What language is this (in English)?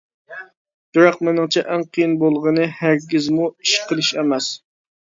Uyghur